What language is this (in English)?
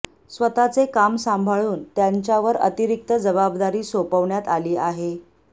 Marathi